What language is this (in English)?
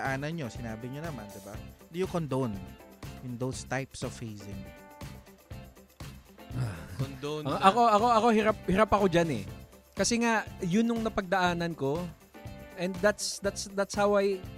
Filipino